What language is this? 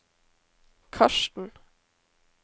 Norwegian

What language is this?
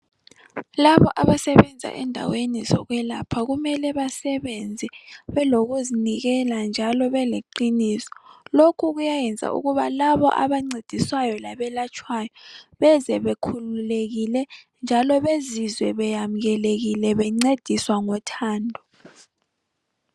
North Ndebele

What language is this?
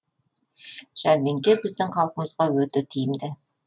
Kazakh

